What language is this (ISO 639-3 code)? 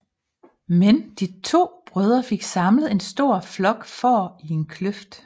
dan